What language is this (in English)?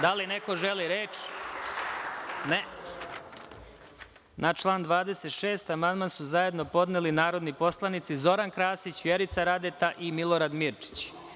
Serbian